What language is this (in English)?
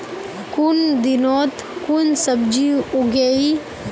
Magahi